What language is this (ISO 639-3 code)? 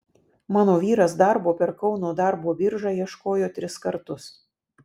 lit